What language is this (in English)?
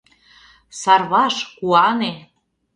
Mari